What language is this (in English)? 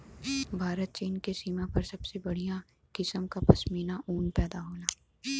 Bhojpuri